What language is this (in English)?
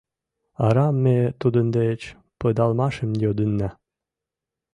Mari